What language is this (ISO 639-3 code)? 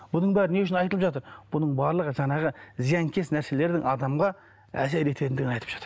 kaz